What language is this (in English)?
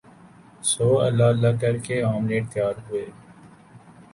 Urdu